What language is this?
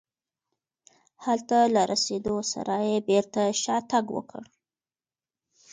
Pashto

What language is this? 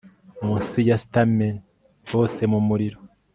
Kinyarwanda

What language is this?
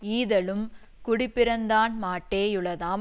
Tamil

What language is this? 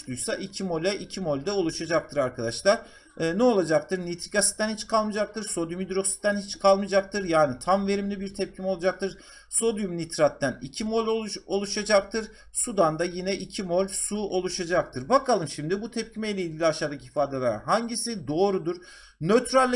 Turkish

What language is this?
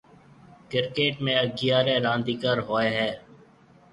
Marwari (Pakistan)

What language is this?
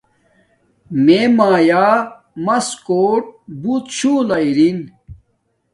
Domaaki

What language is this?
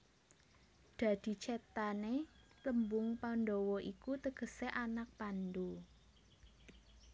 Javanese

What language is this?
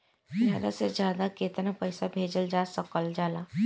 Bhojpuri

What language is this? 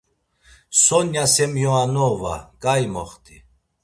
Laz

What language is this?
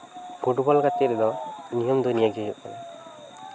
Santali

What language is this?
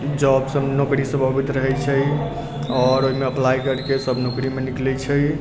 Maithili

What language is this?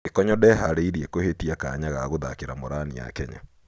Kikuyu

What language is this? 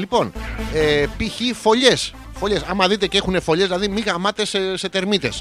Greek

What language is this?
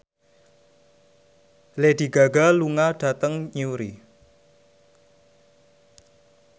Javanese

